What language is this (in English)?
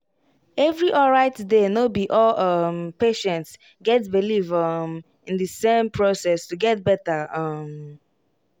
Nigerian Pidgin